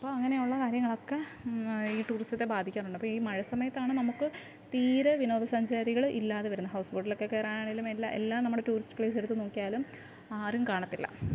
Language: Malayalam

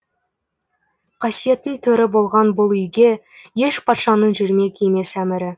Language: Kazakh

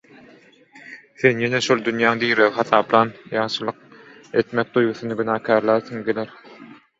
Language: Turkmen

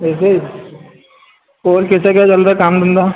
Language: Hindi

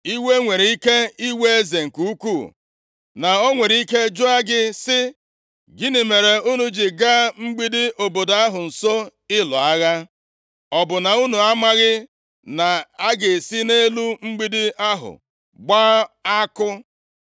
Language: Igbo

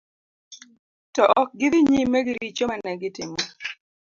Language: Luo (Kenya and Tanzania)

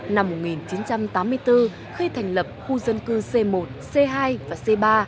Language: Vietnamese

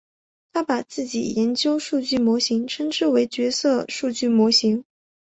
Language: Chinese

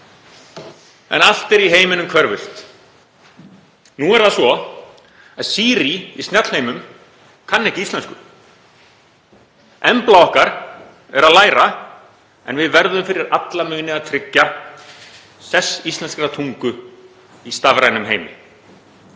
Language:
Icelandic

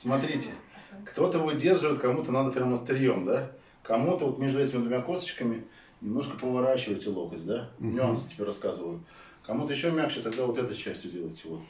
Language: Russian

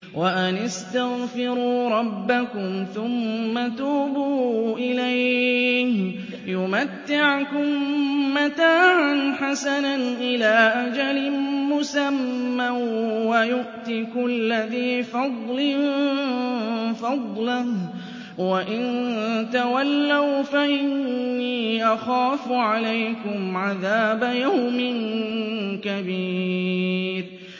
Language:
Arabic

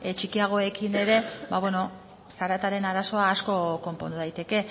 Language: Basque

